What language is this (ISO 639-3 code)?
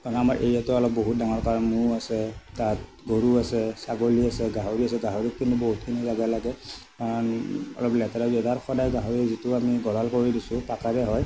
asm